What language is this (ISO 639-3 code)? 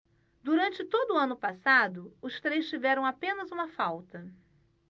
por